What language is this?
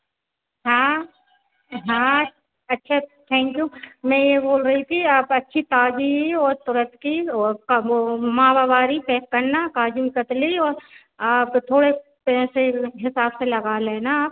Hindi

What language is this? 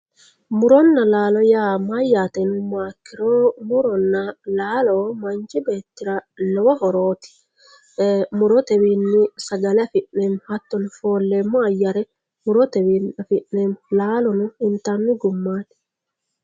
Sidamo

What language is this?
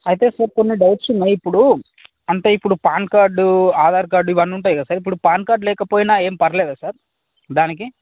Telugu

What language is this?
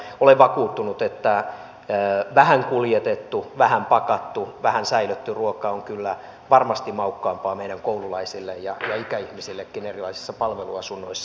Finnish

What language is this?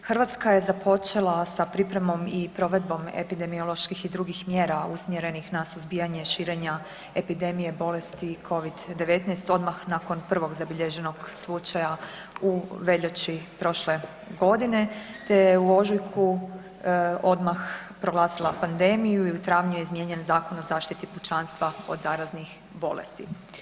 Croatian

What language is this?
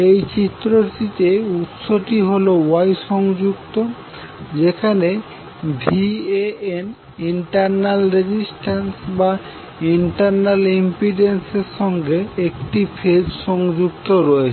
Bangla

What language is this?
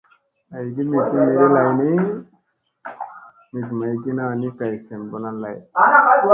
Musey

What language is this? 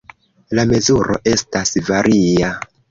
Esperanto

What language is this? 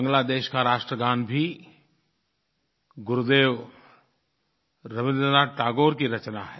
Hindi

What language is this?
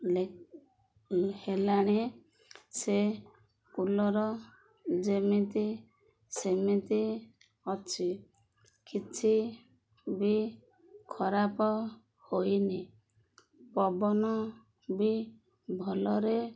Odia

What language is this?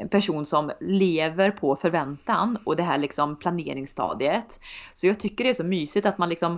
Swedish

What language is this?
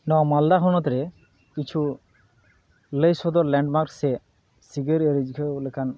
Santali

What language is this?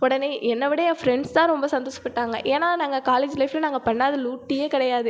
Tamil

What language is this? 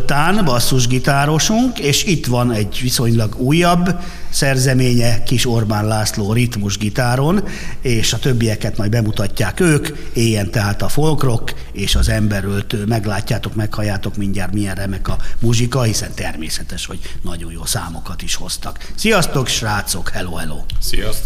Hungarian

